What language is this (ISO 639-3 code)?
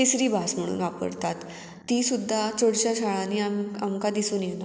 kok